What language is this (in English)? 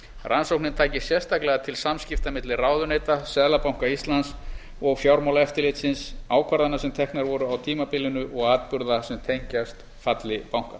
Icelandic